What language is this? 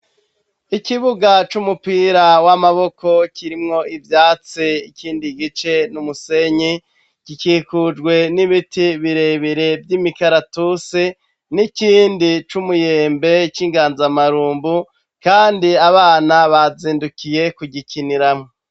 Rundi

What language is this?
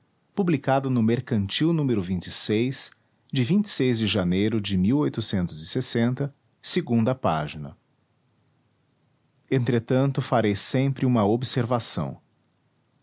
Portuguese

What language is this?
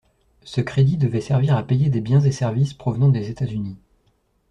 French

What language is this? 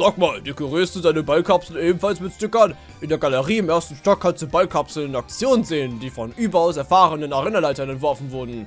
German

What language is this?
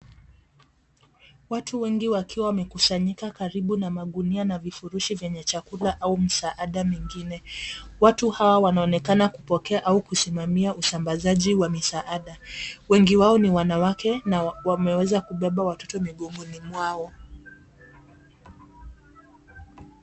Swahili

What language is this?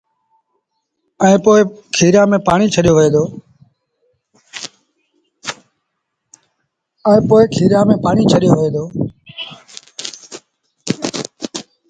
Sindhi Bhil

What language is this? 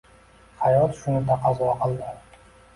Uzbek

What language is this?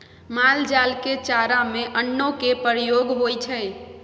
Maithili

